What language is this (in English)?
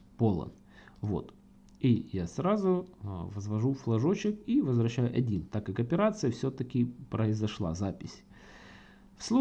Russian